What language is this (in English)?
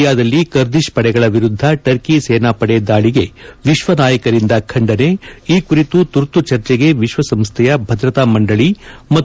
Kannada